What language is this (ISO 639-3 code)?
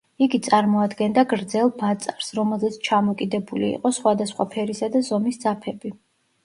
kat